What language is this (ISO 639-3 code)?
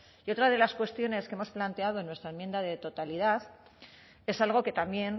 spa